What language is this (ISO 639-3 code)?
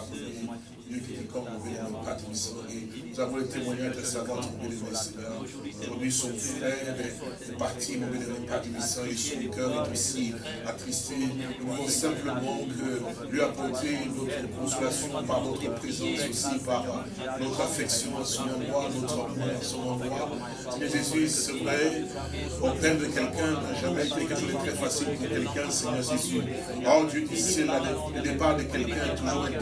fra